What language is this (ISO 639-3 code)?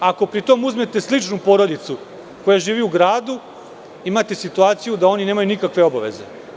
srp